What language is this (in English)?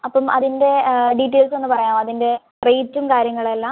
Malayalam